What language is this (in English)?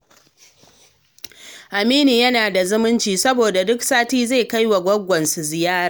Hausa